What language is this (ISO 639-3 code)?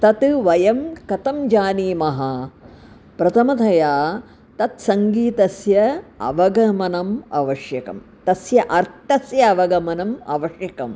san